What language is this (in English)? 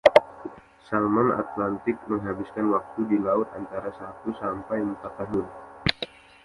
Indonesian